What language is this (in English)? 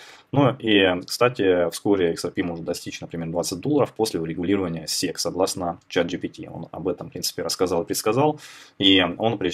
Russian